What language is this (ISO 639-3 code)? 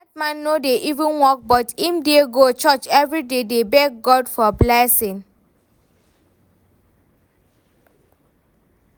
pcm